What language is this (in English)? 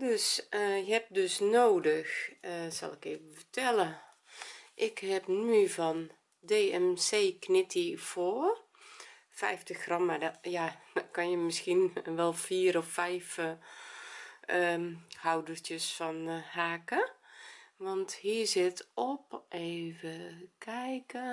Dutch